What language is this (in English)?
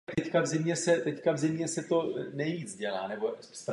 Czech